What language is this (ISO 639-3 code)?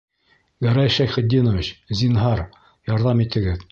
bak